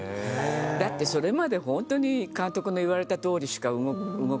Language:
Japanese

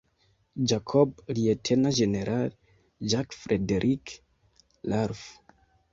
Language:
Esperanto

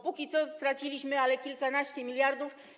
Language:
Polish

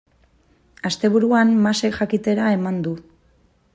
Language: Basque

